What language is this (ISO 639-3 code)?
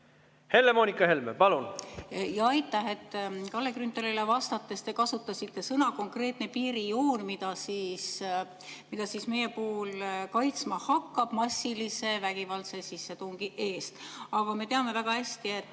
est